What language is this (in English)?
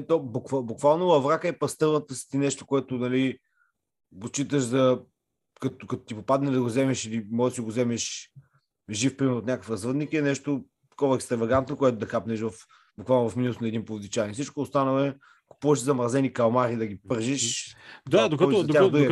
Bulgarian